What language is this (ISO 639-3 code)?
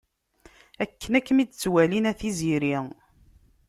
kab